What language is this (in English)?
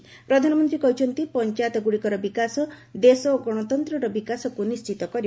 Odia